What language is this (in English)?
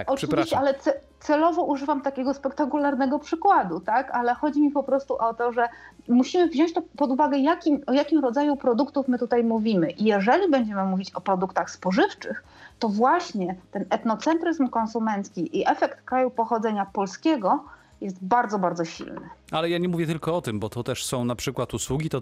Polish